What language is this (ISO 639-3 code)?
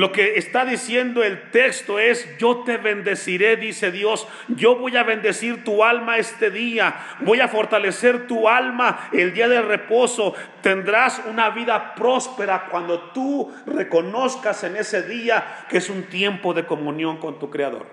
spa